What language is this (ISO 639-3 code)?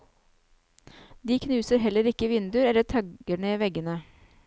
nor